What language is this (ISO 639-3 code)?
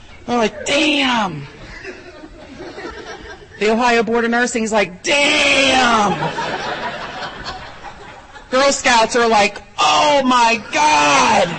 eng